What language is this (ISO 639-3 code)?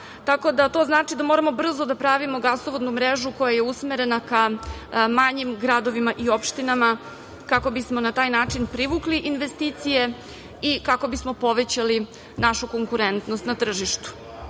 srp